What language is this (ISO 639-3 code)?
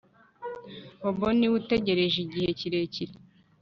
kin